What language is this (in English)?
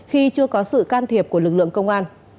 Vietnamese